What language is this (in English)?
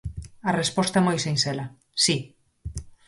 Galician